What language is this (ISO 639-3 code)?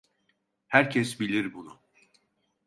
tur